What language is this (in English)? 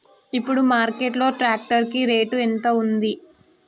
Telugu